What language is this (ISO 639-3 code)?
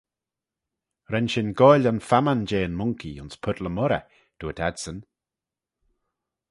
glv